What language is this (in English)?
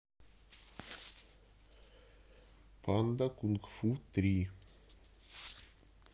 Russian